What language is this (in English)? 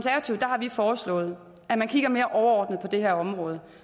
Danish